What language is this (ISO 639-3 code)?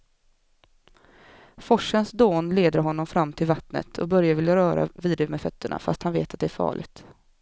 swe